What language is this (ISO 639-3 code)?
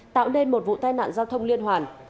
vie